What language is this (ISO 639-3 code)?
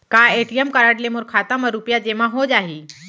hne